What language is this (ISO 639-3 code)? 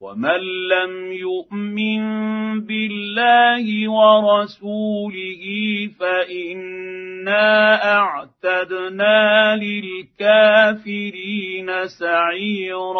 ara